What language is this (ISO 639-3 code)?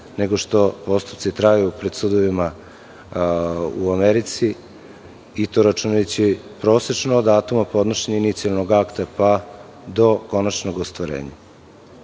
srp